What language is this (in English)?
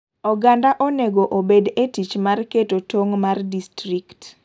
Luo (Kenya and Tanzania)